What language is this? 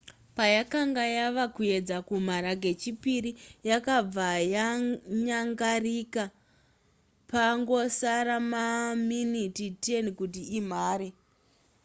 Shona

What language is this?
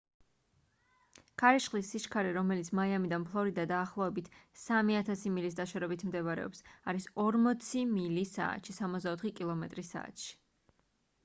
Georgian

